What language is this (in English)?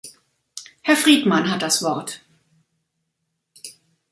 German